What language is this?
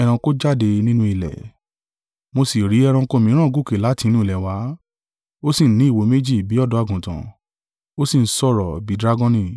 Yoruba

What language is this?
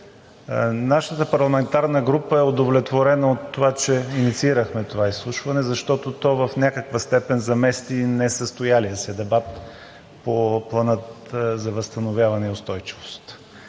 Bulgarian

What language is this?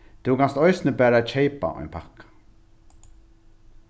Faroese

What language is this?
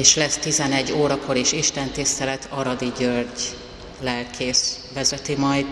Hungarian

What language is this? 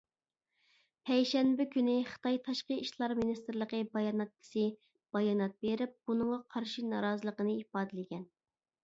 Uyghur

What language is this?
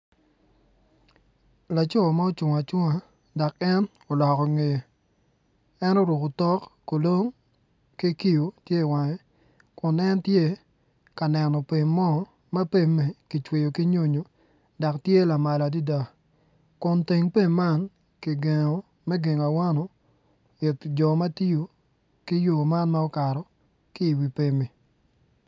Acoli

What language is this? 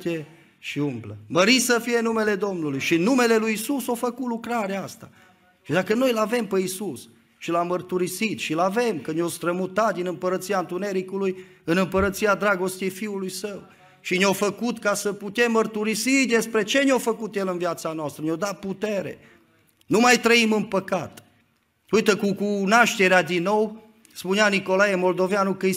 Romanian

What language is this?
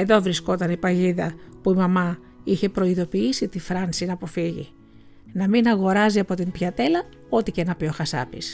Greek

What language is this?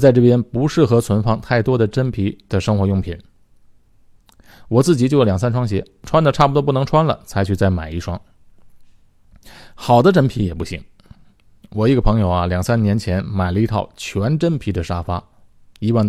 Chinese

